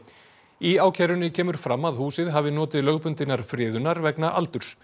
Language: Icelandic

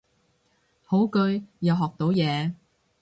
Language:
Cantonese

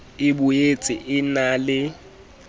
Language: Southern Sotho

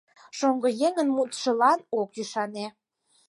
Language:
Mari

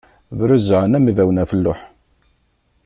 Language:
Kabyle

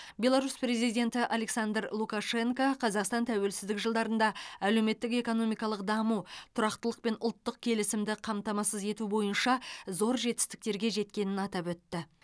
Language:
Kazakh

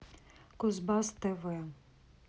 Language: Russian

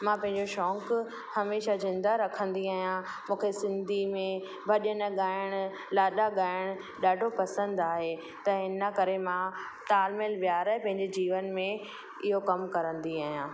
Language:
Sindhi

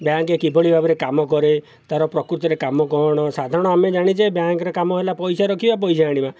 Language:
Odia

